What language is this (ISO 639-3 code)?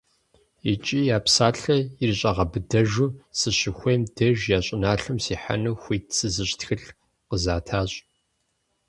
kbd